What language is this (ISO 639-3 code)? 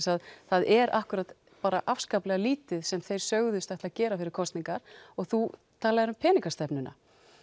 isl